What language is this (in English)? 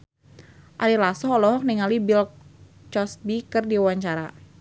Sundanese